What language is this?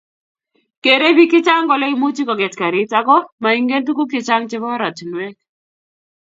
Kalenjin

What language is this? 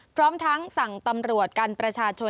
Thai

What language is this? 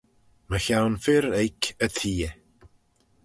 Manx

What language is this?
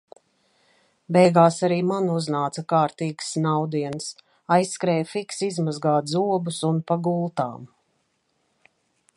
Latvian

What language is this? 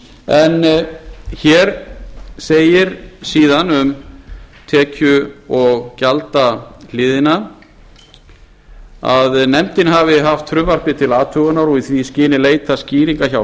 Icelandic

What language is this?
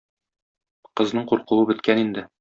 Tatar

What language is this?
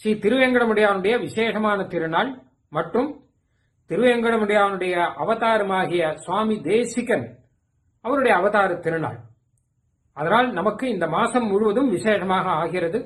Tamil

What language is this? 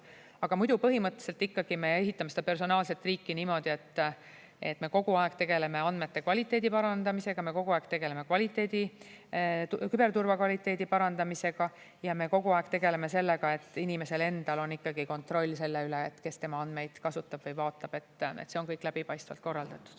Estonian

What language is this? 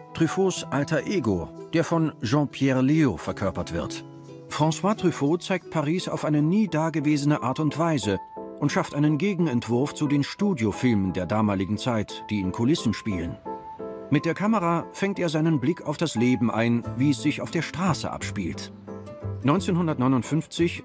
German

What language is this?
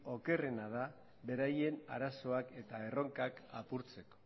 Basque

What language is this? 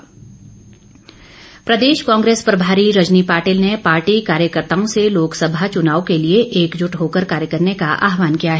Hindi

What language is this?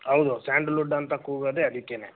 Kannada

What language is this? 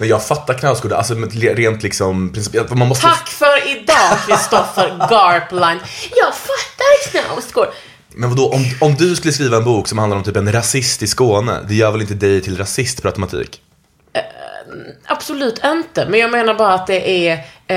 Swedish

